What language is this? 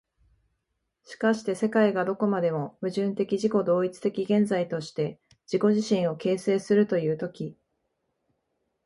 Japanese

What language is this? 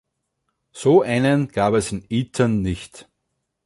German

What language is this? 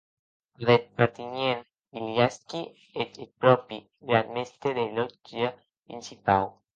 Occitan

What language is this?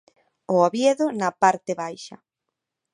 Galician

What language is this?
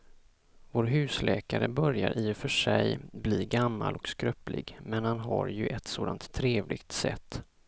Swedish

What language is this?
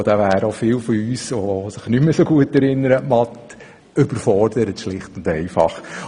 Swiss German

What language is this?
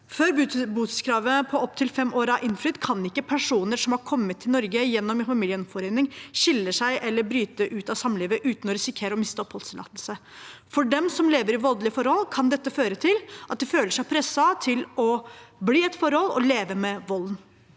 Norwegian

